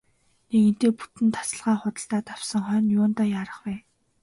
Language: Mongolian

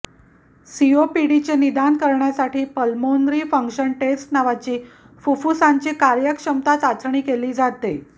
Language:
Marathi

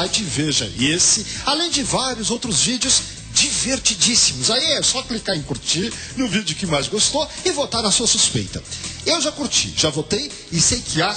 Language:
Portuguese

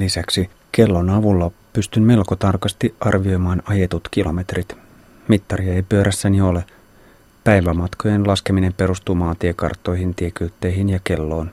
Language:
Finnish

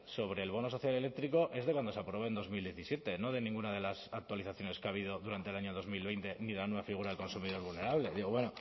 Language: Spanish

